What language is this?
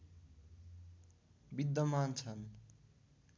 Nepali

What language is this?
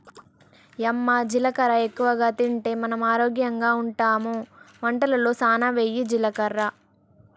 Telugu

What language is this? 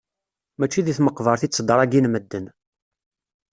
Kabyle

